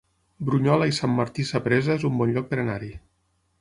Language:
Catalan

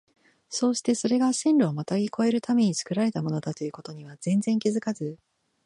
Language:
Japanese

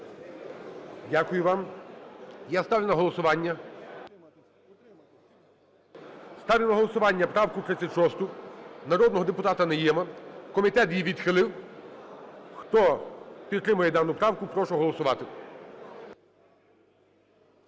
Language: Ukrainian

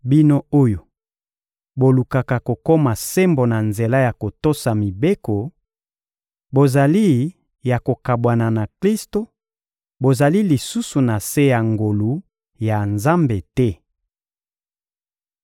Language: Lingala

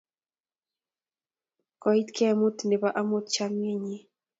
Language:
Kalenjin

